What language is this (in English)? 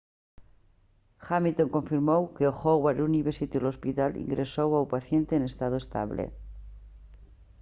Galician